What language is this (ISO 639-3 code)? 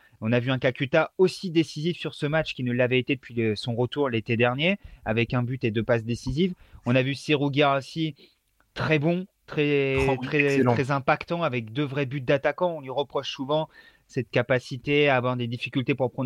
fra